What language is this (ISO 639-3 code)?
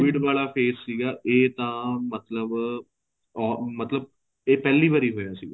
pan